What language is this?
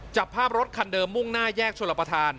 Thai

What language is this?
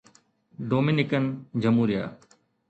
Sindhi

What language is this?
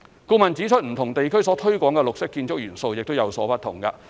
Cantonese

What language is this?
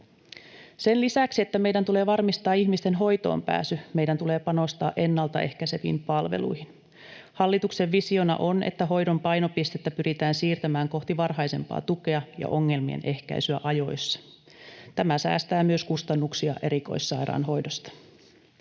Finnish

